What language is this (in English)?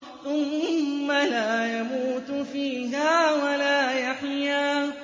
Arabic